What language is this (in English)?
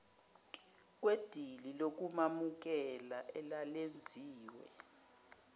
Zulu